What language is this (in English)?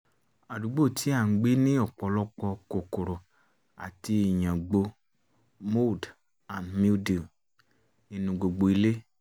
Yoruba